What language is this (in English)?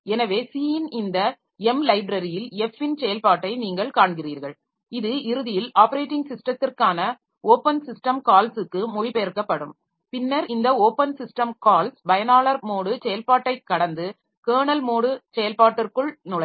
Tamil